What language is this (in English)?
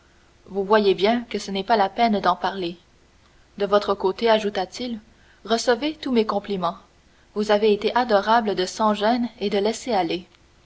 French